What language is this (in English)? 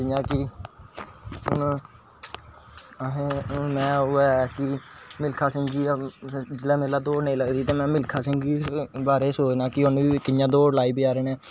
Dogri